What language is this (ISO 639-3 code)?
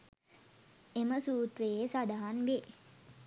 sin